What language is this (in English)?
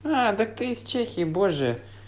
Russian